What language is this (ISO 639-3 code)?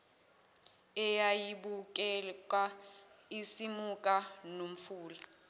zul